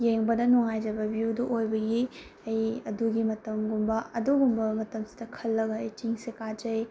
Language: Manipuri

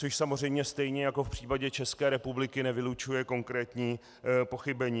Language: Czech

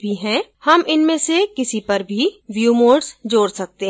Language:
Hindi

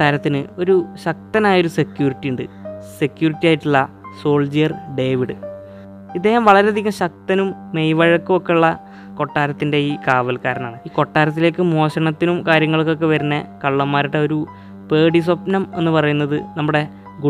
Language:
Malayalam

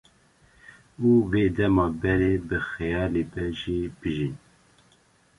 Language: Kurdish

